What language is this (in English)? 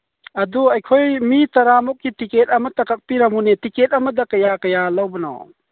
Manipuri